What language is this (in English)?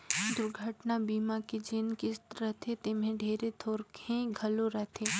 Chhattisgarhi